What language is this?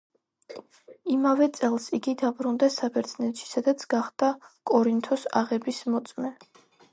Georgian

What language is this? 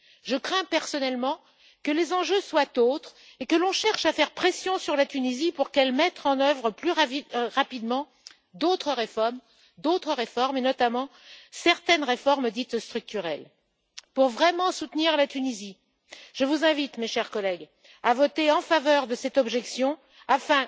French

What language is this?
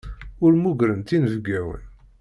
Kabyle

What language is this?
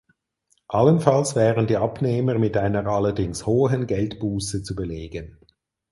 German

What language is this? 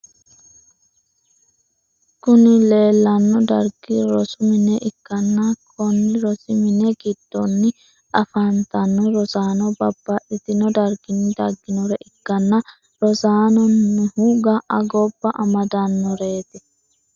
Sidamo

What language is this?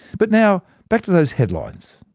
English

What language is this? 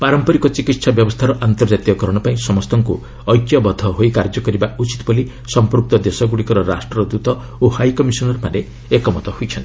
Odia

